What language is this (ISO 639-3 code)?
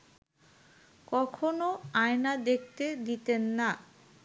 ben